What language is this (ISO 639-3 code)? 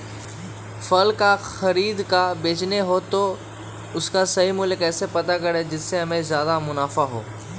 mag